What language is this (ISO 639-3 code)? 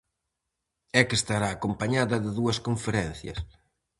glg